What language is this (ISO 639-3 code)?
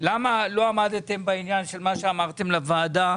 heb